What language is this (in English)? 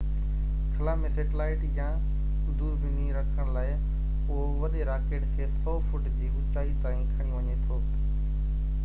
Sindhi